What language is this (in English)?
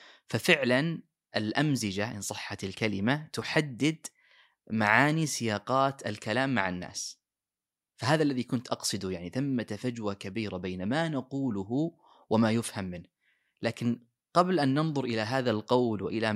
Arabic